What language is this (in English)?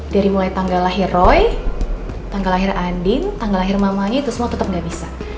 Indonesian